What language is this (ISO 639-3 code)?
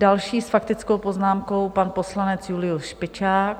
ces